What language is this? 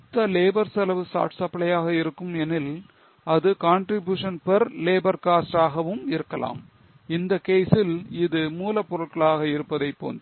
Tamil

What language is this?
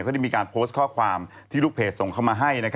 Thai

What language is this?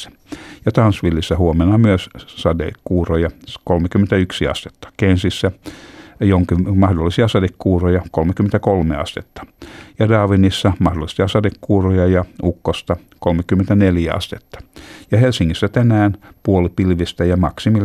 Finnish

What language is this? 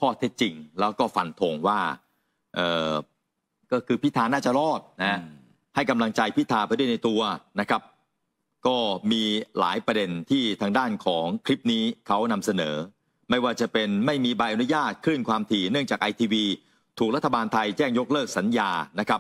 Thai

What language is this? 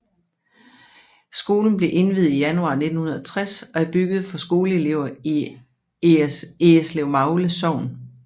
Danish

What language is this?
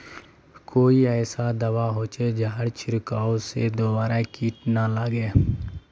Magahi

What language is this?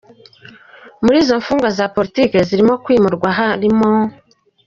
Kinyarwanda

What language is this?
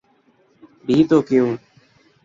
Urdu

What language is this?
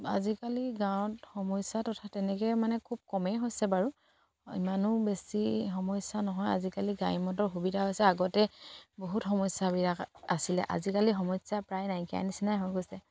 Assamese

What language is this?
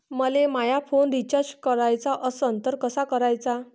Marathi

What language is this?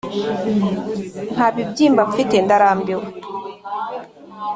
Kinyarwanda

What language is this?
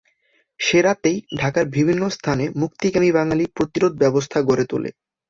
Bangla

